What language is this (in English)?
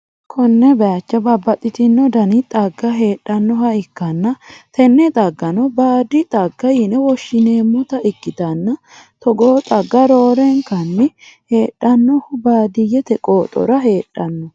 Sidamo